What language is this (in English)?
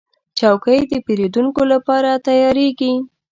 Pashto